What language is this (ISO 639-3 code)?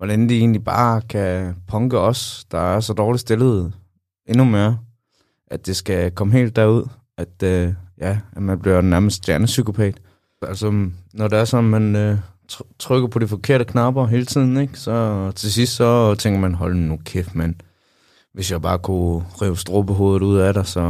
dan